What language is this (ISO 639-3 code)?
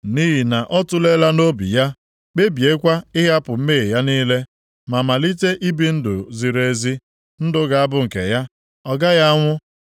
ibo